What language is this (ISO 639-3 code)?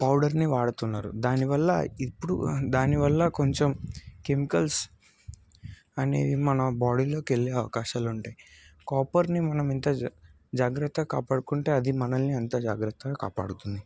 tel